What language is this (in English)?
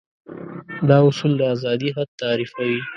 Pashto